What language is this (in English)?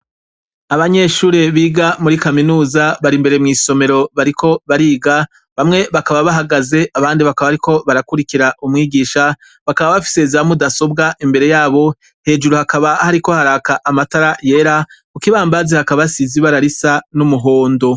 Rundi